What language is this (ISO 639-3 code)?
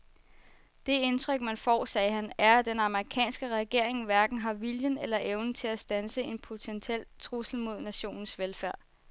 dan